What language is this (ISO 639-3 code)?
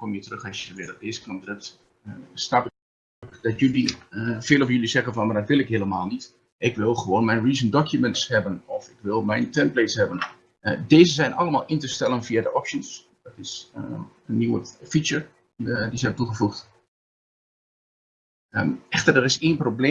nld